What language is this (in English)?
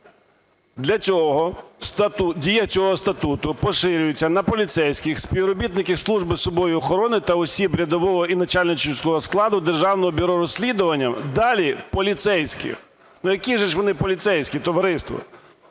Ukrainian